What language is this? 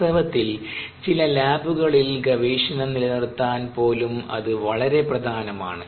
Malayalam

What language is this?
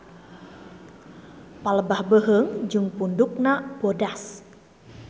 Sundanese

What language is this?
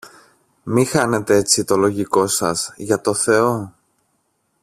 Greek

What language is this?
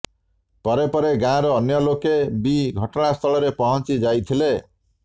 Odia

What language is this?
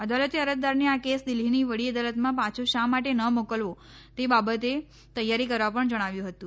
Gujarati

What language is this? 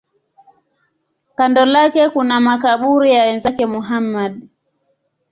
Swahili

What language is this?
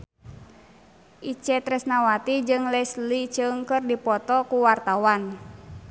Sundanese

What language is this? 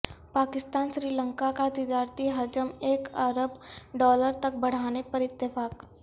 Urdu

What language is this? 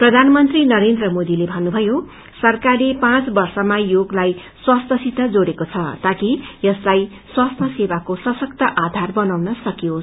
Nepali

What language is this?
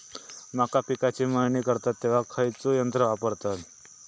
Marathi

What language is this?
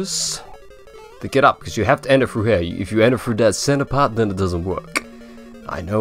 English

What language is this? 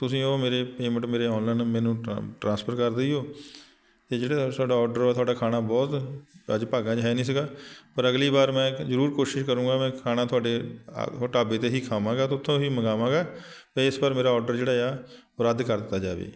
Punjabi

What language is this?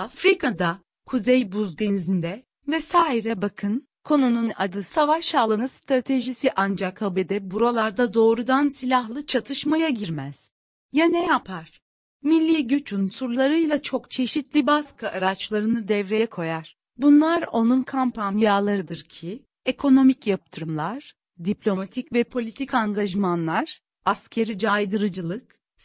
Turkish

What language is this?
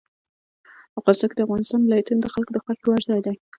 Pashto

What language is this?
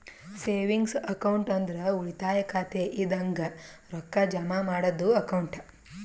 Kannada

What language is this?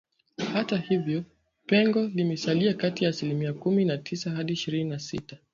Swahili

